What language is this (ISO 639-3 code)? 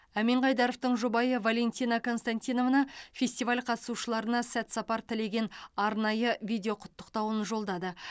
kaz